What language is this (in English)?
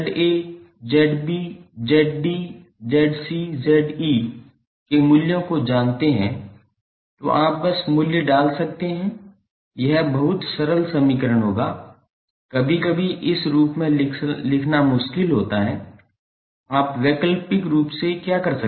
Hindi